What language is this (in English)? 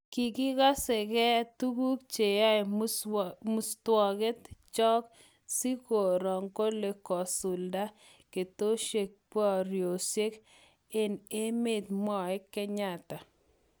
Kalenjin